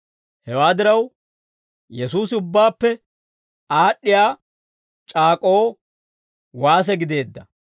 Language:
Dawro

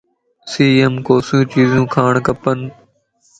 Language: Lasi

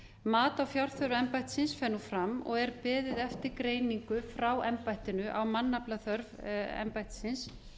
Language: Icelandic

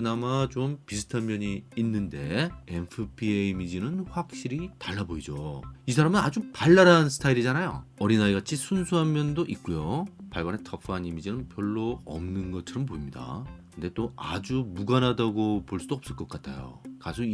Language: Korean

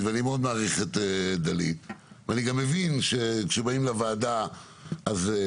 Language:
Hebrew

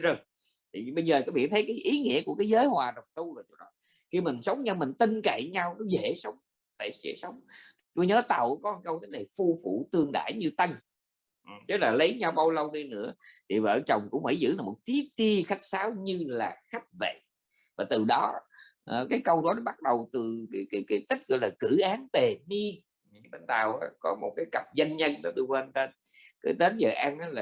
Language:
Vietnamese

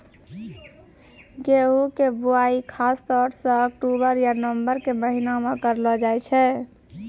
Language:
Maithili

